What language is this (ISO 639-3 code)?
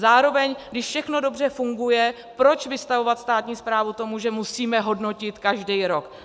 ces